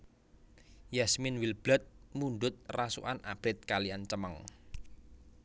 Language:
Javanese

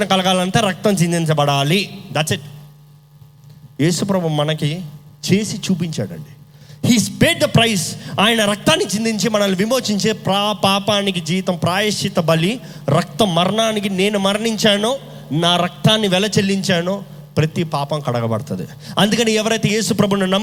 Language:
Telugu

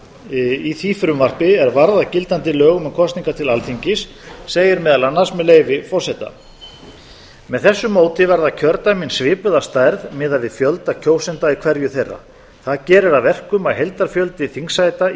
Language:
Icelandic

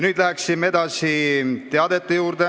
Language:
Estonian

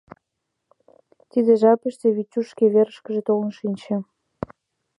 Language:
Mari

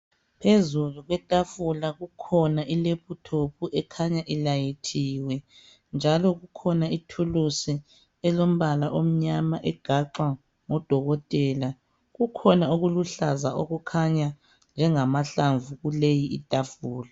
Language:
North Ndebele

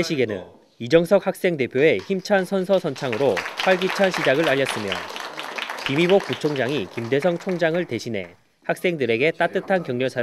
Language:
Korean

